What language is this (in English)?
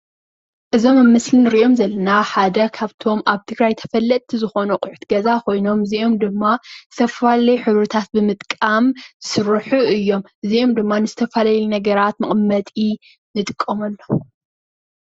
Tigrinya